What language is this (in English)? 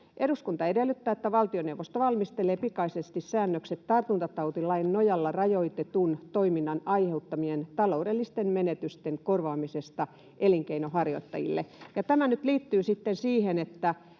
Finnish